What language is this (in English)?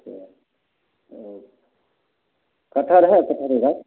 Maithili